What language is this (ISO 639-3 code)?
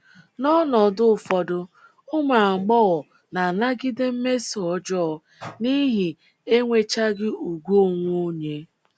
ibo